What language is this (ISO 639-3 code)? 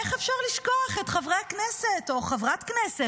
heb